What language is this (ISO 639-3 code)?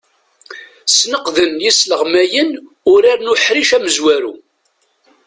kab